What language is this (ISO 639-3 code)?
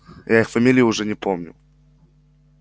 rus